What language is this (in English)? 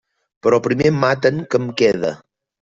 Catalan